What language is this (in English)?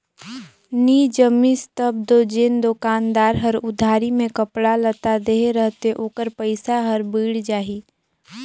Chhattisgarhi